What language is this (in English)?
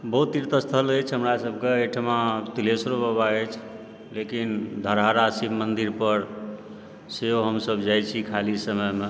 Maithili